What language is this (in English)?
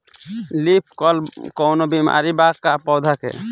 Bhojpuri